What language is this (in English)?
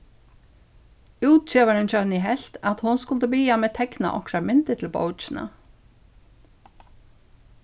Faroese